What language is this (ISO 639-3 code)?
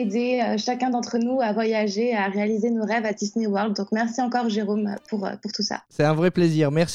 fra